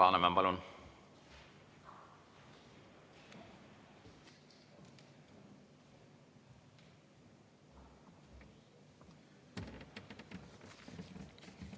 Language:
Estonian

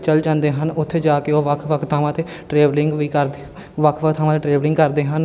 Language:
Punjabi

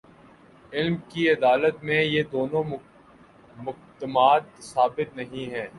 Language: Urdu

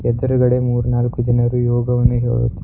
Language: Kannada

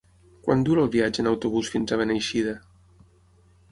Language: Catalan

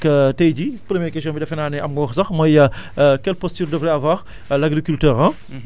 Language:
Wolof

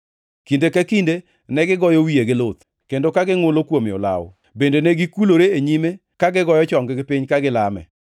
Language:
Luo (Kenya and Tanzania)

